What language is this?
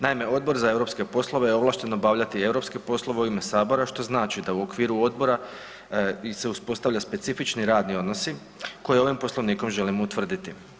Croatian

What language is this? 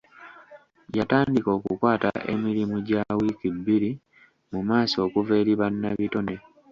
Ganda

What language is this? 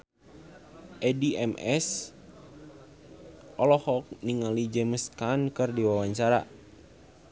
Sundanese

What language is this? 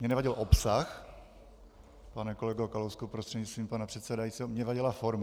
Czech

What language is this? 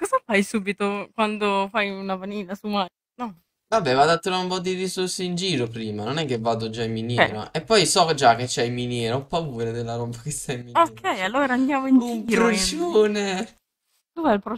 Italian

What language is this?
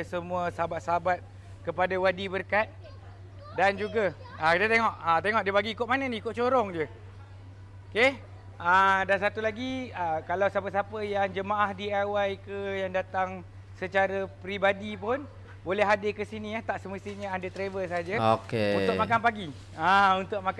Malay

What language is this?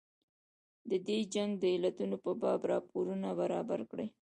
Pashto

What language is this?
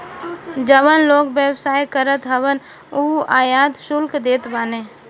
Bhojpuri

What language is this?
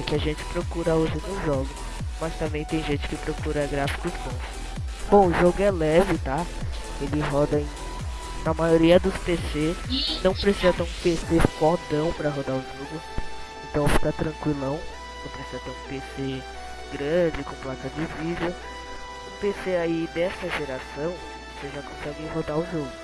Portuguese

